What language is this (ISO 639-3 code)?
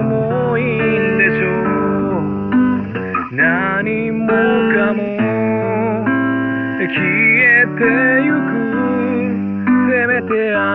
jpn